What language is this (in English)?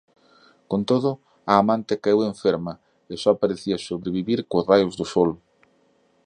Galician